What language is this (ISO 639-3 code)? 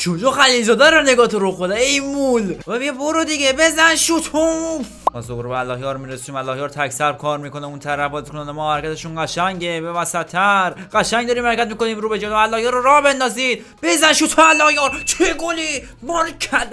fas